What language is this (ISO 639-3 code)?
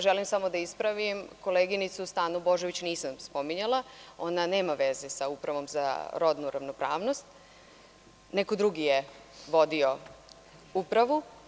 srp